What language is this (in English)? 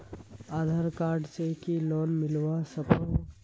Magahi